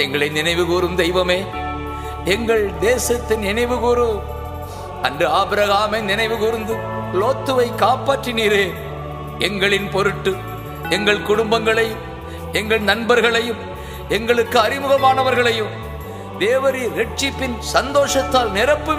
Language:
Tamil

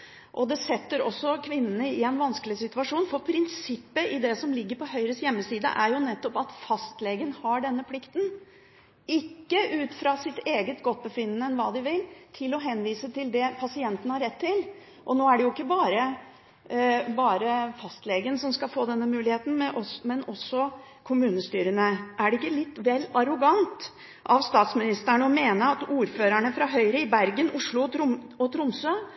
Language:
Norwegian Bokmål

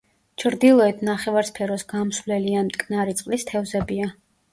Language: Georgian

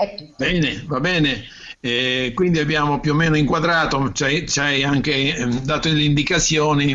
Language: Italian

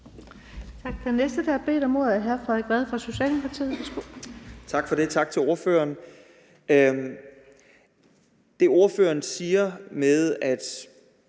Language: Danish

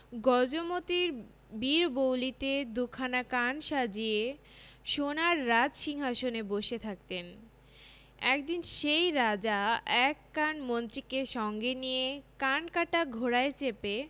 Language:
Bangla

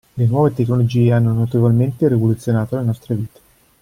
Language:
Italian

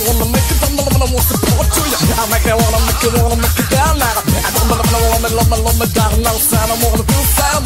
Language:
Russian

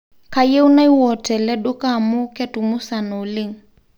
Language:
Masai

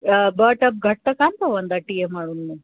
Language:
Sindhi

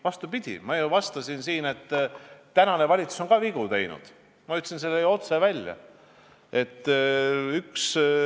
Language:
Estonian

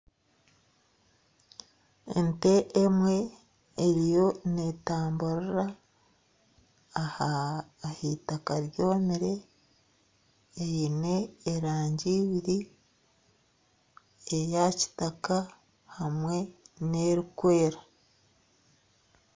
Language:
Nyankole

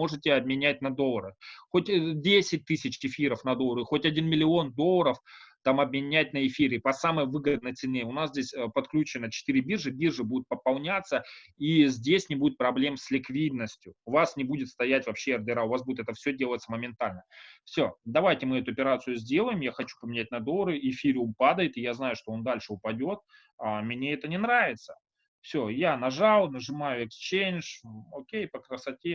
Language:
Russian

